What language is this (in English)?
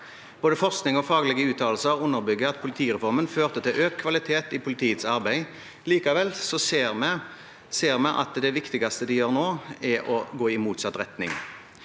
Norwegian